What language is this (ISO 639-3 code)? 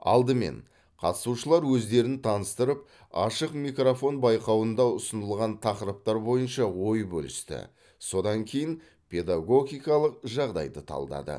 kaz